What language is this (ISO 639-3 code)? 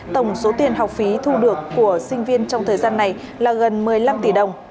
vie